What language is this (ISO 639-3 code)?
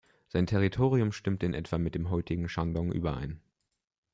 deu